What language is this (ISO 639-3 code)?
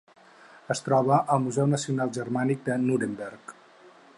cat